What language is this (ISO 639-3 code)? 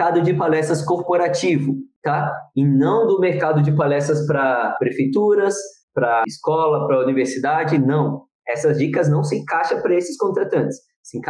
por